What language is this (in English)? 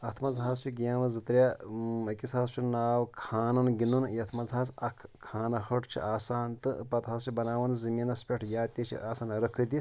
Kashmiri